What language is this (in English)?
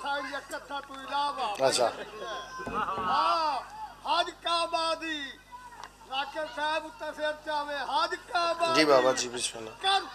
Arabic